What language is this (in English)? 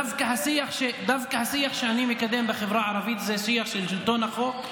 Hebrew